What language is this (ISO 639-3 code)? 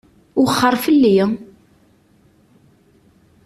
kab